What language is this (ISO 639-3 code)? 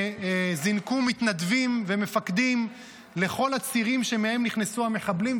heb